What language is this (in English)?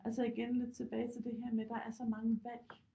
Danish